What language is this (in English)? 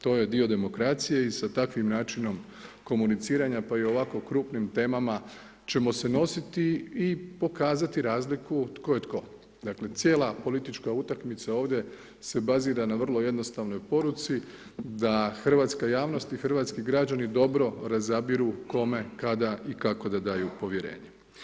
Croatian